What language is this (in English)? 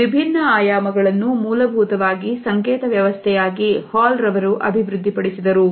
Kannada